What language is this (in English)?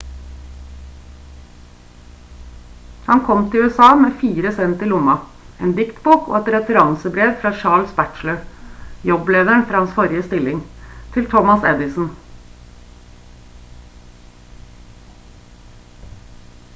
Norwegian Bokmål